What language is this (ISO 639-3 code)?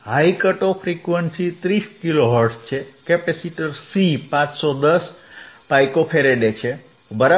guj